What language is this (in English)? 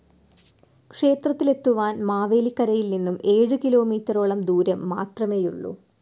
Malayalam